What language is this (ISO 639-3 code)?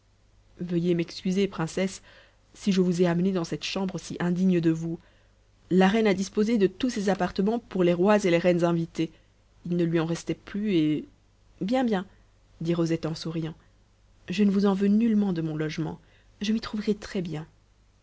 fra